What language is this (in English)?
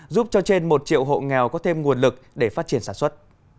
Vietnamese